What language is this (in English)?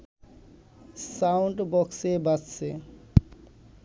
Bangla